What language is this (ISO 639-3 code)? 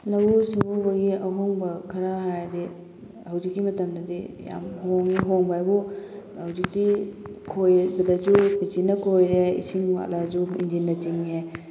mni